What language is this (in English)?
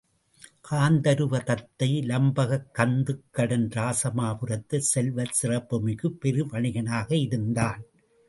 Tamil